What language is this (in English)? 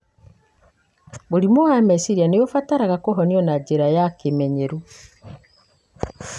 Kikuyu